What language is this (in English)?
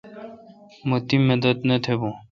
Kalkoti